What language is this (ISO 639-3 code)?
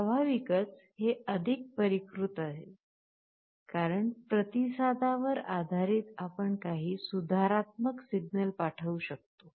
mar